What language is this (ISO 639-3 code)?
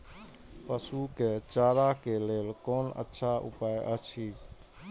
mai